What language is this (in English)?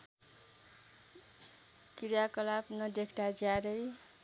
Nepali